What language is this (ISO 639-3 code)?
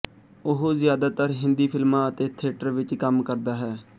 pan